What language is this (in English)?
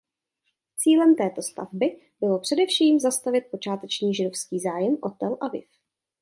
Czech